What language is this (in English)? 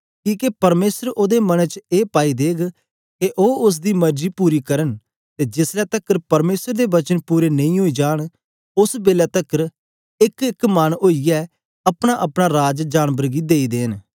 Dogri